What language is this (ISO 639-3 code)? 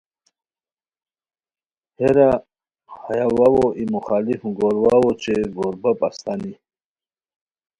khw